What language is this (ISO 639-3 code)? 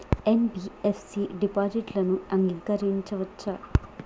tel